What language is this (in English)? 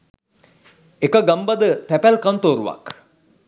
Sinhala